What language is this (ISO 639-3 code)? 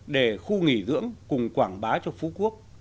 vie